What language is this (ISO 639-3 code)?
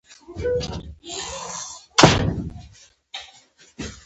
pus